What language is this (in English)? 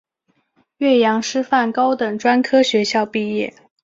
Chinese